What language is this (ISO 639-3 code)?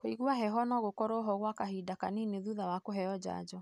kik